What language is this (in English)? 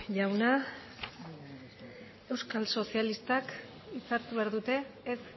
Basque